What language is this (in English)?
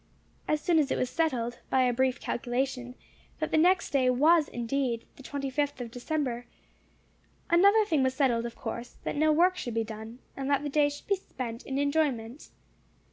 English